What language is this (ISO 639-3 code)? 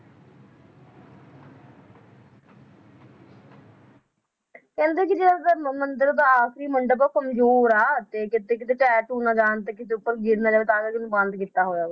pan